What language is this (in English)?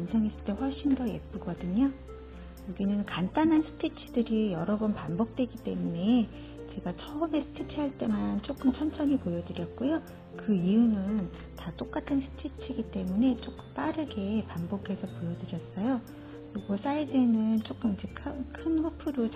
Korean